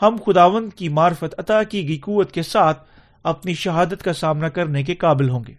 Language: Urdu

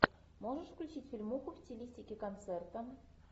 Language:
Russian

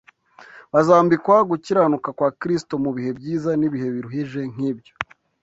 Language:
Kinyarwanda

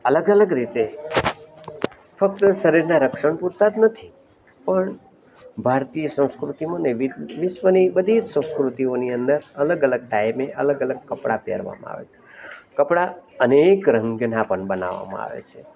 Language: Gujarati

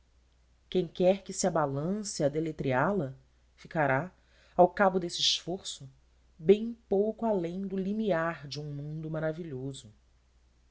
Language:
Portuguese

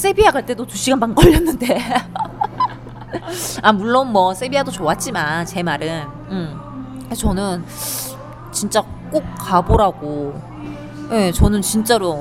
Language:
Korean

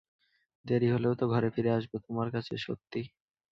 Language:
Bangla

